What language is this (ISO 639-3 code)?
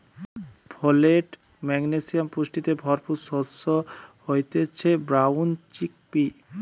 ben